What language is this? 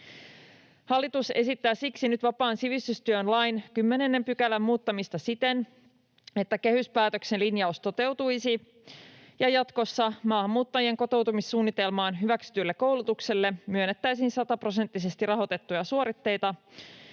Finnish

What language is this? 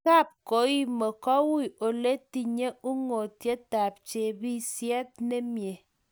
Kalenjin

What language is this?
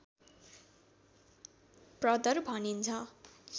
Nepali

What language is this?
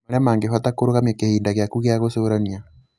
Kikuyu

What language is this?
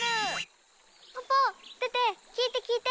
Japanese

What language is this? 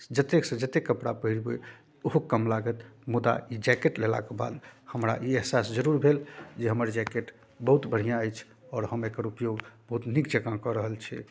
Maithili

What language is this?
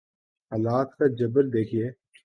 Urdu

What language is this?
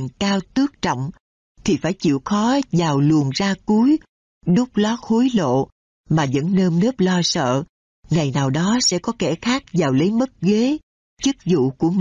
Vietnamese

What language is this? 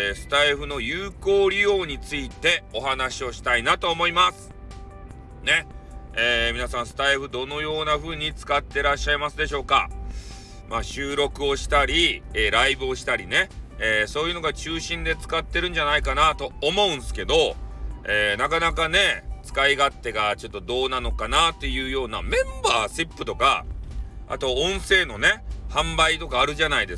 Japanese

